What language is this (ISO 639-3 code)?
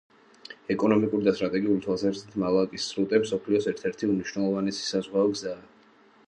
kat